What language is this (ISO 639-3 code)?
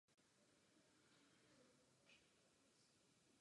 ces